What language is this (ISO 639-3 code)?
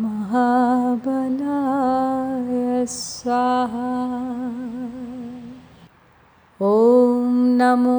hin